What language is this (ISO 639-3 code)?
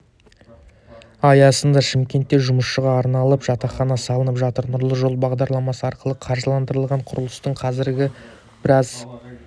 kaz